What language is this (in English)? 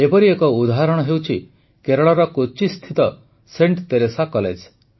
Odia